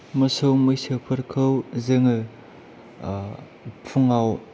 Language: Bodo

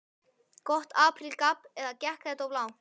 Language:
Icelandic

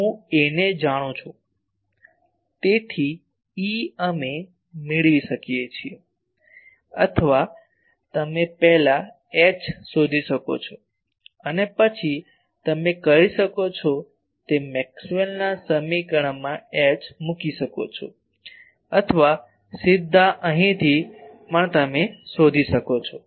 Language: Gujarati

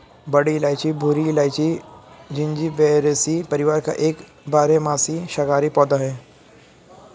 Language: Hindi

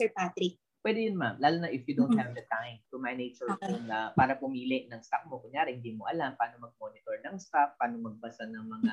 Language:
Filipino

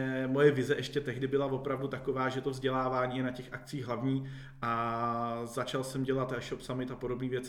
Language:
Czech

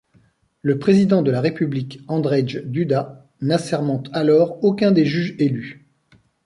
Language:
French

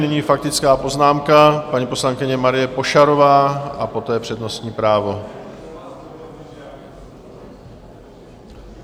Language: Czech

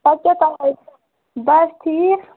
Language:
Kashmiri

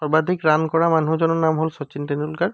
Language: Assamese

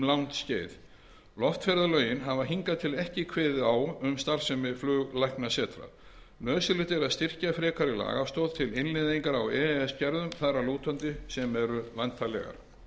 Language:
Icelandic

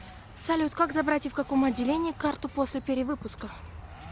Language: Russian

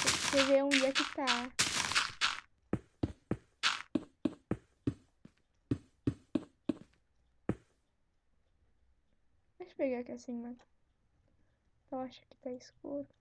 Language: Portuguese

